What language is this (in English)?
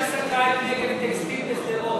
Hebrew